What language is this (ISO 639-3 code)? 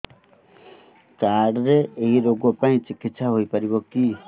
ori